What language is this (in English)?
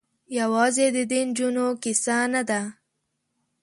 Pashto